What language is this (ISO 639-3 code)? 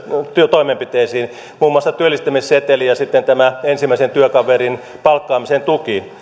fin